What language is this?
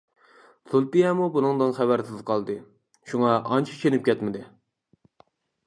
Uyghur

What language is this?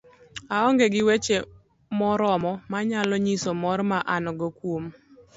Luo (Kenya and Tanzania)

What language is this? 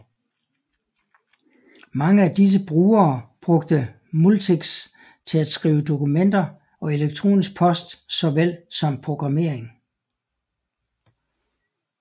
Danish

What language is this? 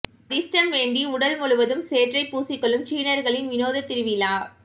Tamil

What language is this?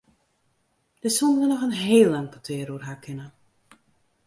Western Frisian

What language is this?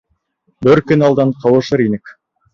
Bashkir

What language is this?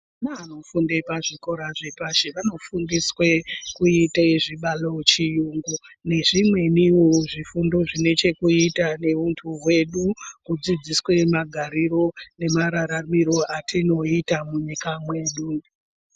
Ndau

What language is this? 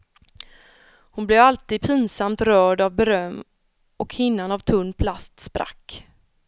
Swedish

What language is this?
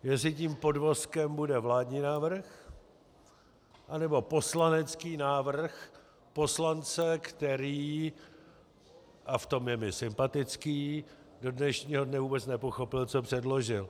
Czech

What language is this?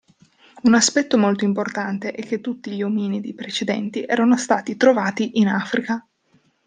Italian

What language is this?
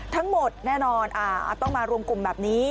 Thai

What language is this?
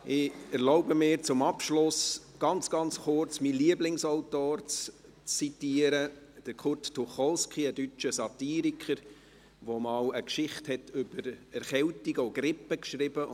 Swiss German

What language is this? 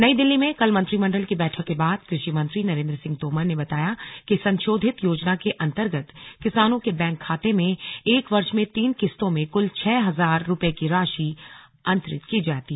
Hindi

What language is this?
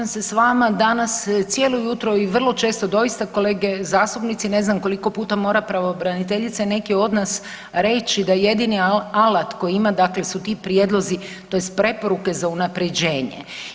Croatian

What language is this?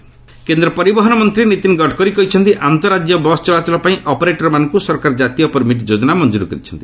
Odia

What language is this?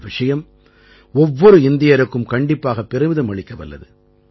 Tamil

